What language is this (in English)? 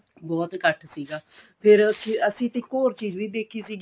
Punjabi